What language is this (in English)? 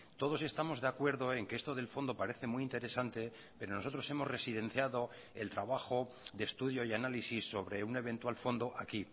Spanish